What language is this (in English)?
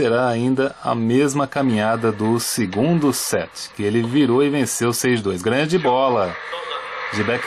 Portuguese